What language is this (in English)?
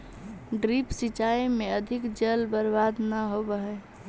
Magahi